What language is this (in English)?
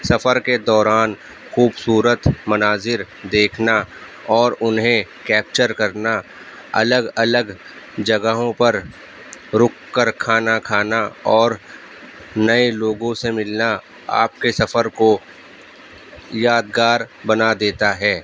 Urdu